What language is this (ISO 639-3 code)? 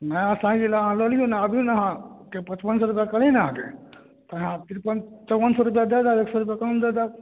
mai